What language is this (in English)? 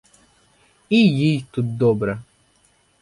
Ukrainian